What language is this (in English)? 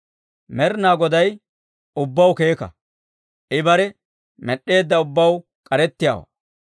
Dawro